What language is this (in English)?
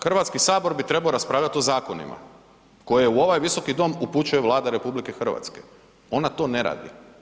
Croatian